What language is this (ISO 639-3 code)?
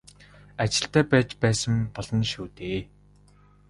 mon